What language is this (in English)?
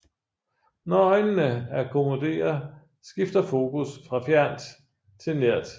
Danish